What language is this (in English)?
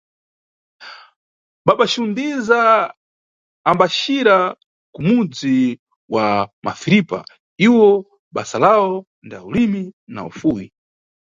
Nyungwe